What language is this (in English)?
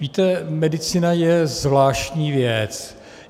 Czech